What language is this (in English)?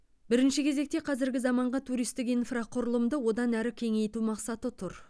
Kazakh